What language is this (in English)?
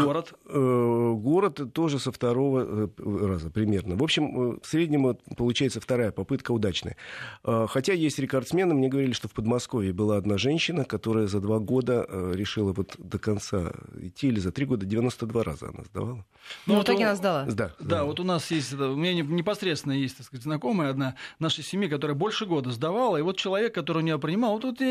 Russian